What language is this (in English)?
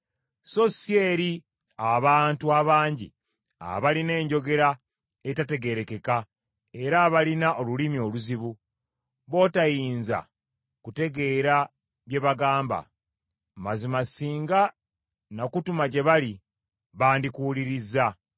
Ganda